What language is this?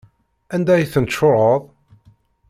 Kabyle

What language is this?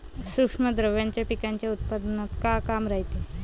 Marathi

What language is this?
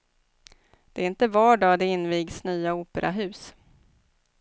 Swedish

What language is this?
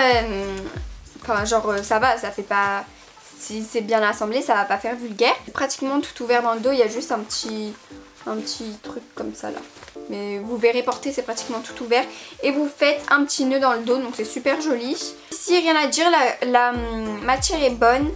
French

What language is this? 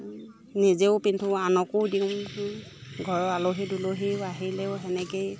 Assamese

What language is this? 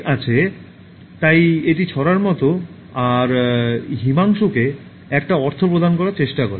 Bangla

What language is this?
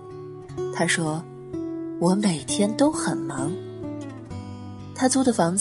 Chinese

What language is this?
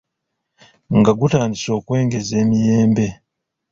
Ganda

